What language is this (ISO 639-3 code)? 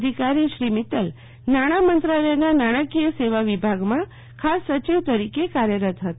guj